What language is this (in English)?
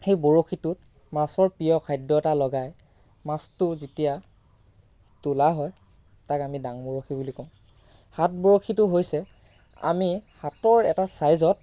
Assamese